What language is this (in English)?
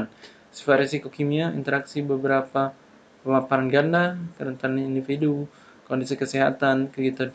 Indonesian